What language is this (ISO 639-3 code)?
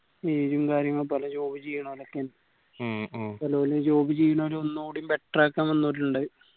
mal